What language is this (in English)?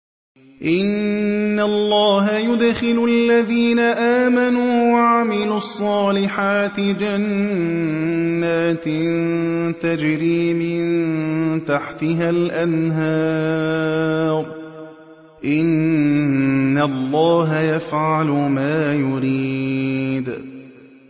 Arabic